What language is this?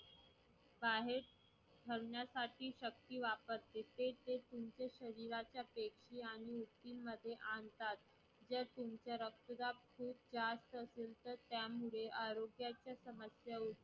Marathi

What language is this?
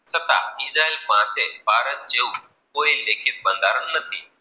Gujarati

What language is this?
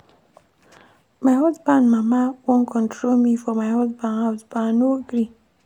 Nigerian Pidgin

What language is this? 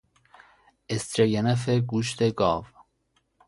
Persian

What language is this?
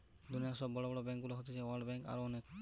Bangla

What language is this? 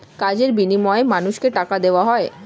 Bangla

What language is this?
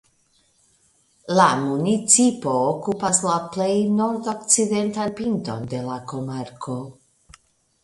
Esperanto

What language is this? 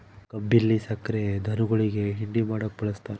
Kannada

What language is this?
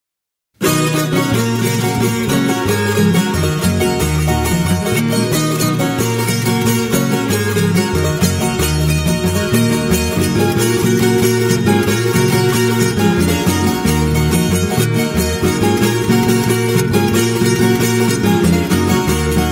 Romanian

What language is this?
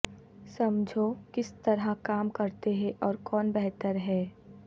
Urdu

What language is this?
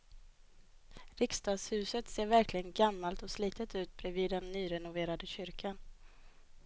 Swedish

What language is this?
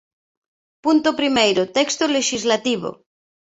Galician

